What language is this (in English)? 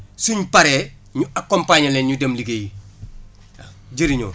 Wolof